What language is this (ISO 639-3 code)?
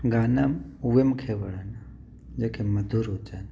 snd